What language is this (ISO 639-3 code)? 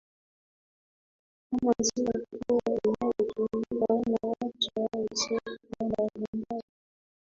swa